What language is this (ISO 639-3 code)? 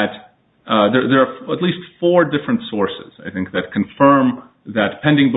eng